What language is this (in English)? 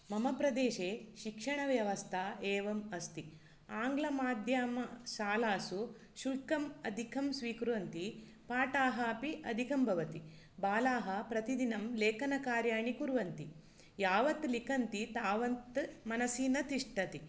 Sanskrit